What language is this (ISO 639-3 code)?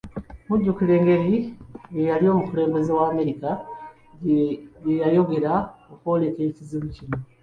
lug